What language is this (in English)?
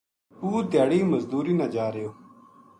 Gujari